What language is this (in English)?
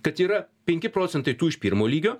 Lithuanian